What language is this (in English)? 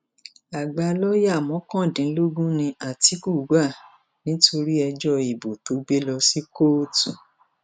Yoruba